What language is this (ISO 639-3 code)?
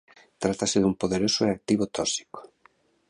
glg